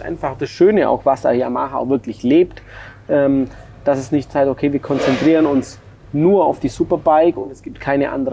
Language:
German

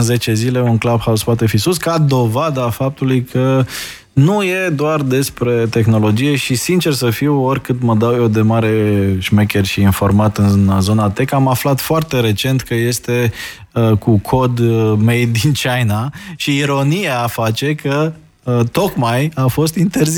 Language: Romanian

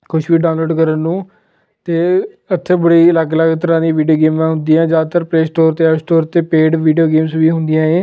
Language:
Punjabi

